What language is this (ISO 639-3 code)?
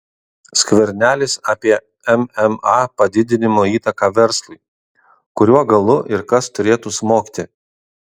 lit